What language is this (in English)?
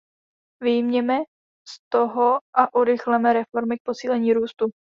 Czech